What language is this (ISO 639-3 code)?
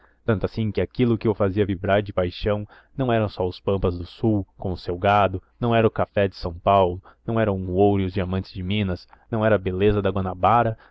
por